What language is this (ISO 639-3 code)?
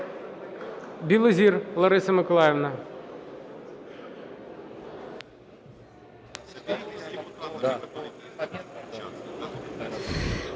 ukr